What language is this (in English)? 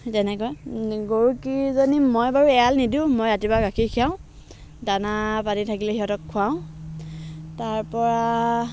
Assamese